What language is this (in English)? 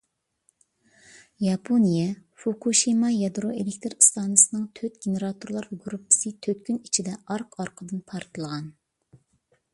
Uyghur